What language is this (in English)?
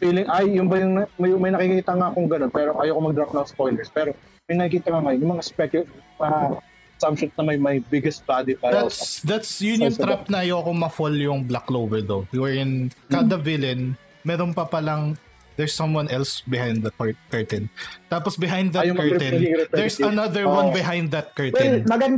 Filipino